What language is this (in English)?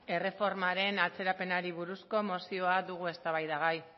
Basque